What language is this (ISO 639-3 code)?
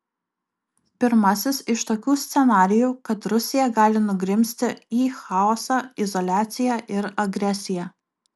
lit